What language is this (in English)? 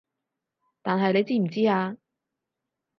Cantonese